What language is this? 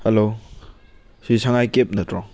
Manipuri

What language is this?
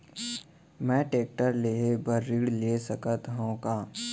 Chhattisgarhi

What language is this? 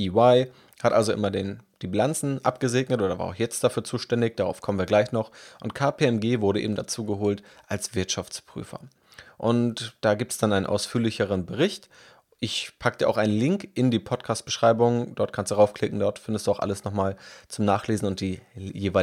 German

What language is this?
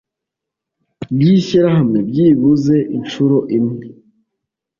Kinyarwanda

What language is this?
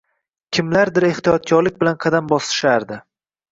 Uzbek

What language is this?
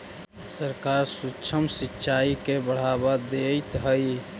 Magahi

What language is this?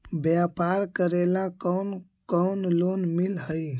Magahi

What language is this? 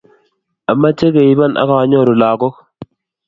Kalenjin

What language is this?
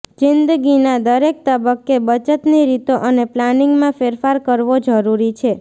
Gujarati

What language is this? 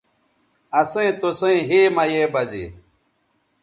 Bateri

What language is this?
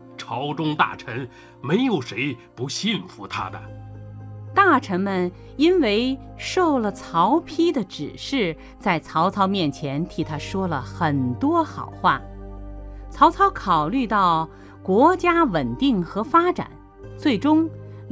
Chinese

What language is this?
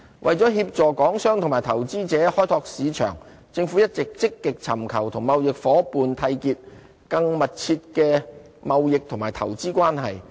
Cantonese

